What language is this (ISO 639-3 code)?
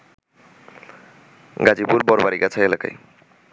ben